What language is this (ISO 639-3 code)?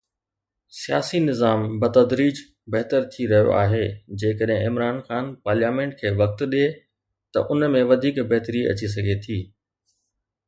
snd